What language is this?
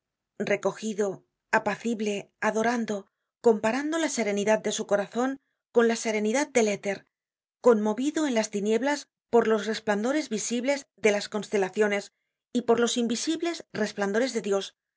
Spanish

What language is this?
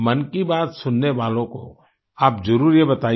Hindi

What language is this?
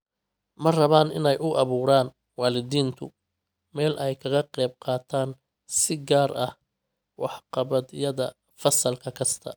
Somali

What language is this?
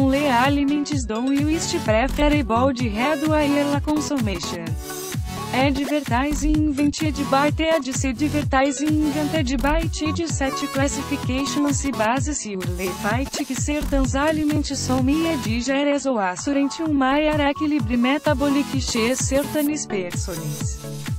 Portuguese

